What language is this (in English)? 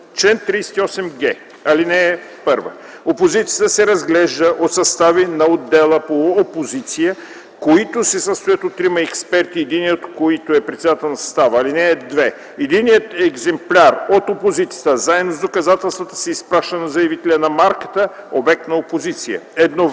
Bulgarian